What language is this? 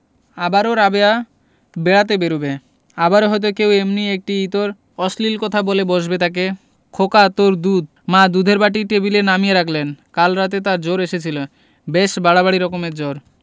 Bangla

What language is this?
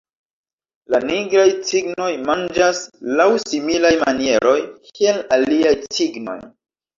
Esperanto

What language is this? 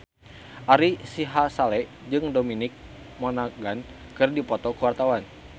Sundanese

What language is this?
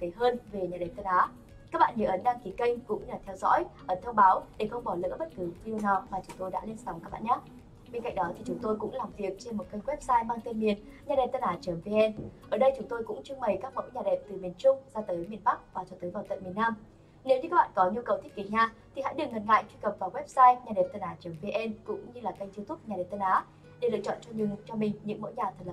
Vietnamese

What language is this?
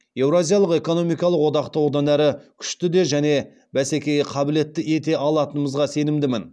Kazakh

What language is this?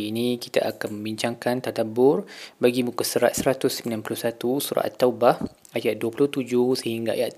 Malay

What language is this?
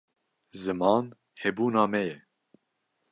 Kurdish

